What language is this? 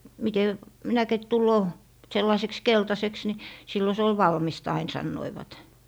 Finnish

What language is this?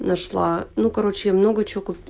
Russian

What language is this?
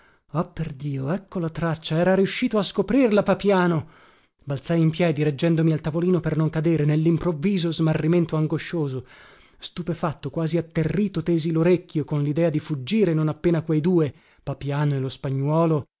Italian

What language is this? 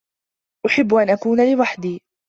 Arabic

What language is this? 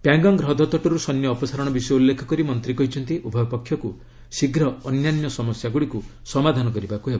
Odia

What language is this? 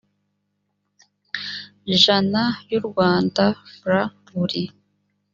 Kinyarwanda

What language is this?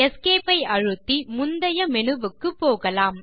Tamil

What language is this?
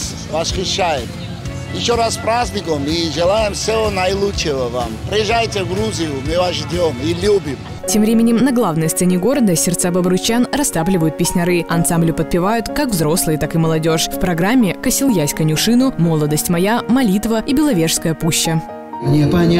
Russian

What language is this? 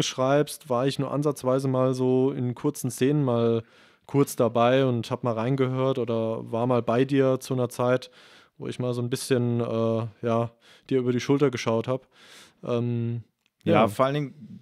German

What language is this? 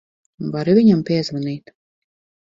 Latvian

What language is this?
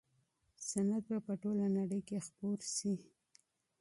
Pashto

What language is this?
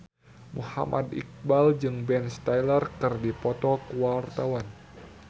Sundanese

